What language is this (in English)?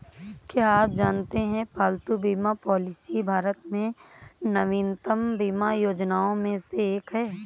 Hindi